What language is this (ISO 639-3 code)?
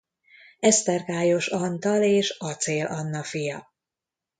hun